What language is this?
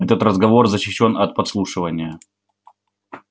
Russian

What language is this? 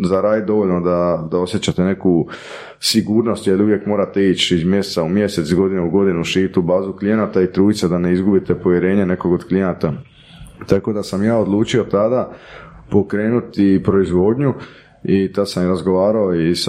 Croatian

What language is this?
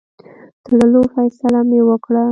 Pashto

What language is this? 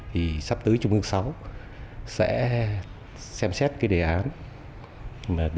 Vietnamese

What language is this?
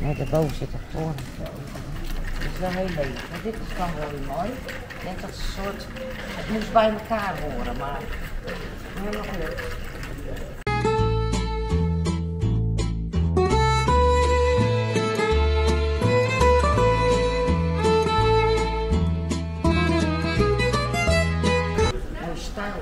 Dutch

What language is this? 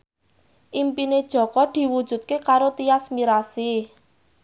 Javanese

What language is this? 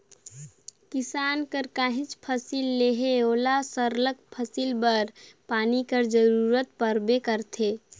Chhattisgarhi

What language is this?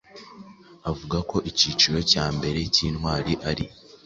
Kinyarwanda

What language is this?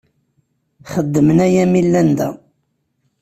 Kabyle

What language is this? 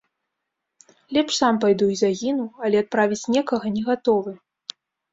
Belarusian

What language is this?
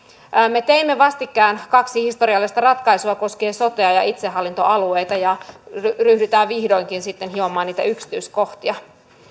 Finnish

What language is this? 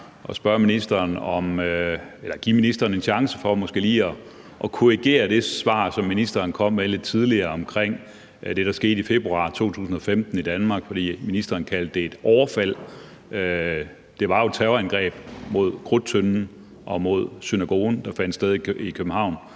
Danish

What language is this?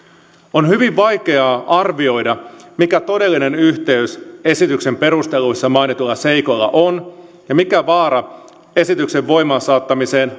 Finnish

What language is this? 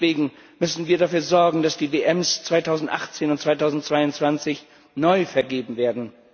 German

